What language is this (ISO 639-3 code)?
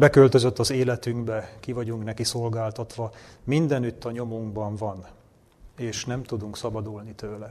hun